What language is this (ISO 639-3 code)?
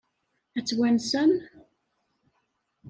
kab